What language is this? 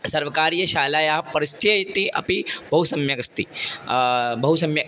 Sanskrit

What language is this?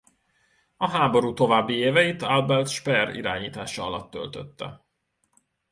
Hungarian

